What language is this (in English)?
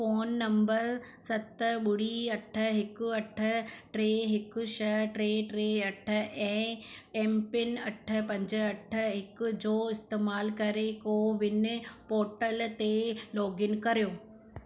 Sindhi